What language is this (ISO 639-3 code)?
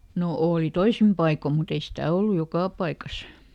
fin